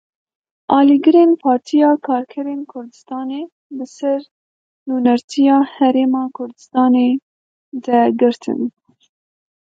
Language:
Kurdish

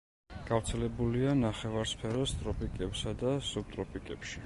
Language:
Georgian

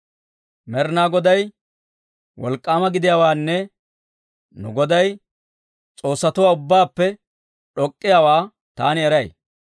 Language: Dawro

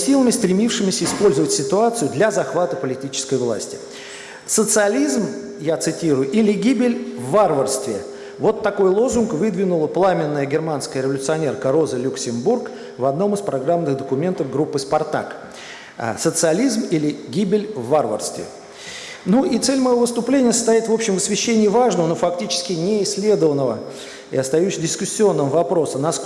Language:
Russian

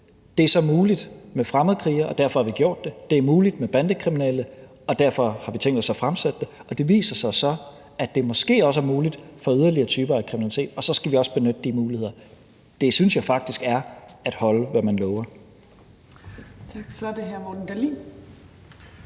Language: Danish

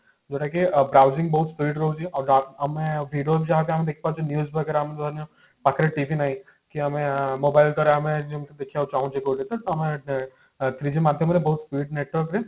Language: Odia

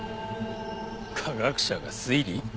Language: Japanese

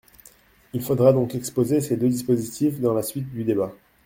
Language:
French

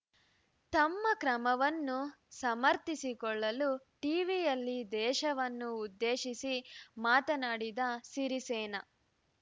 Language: Kannada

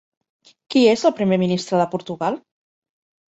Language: Catalan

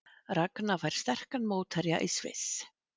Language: Icelandic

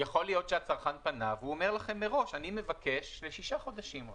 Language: Hebrew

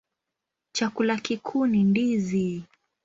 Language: Swahili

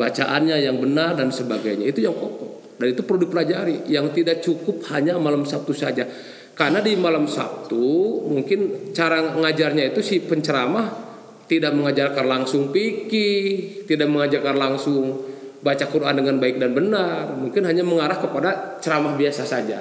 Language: Indonesian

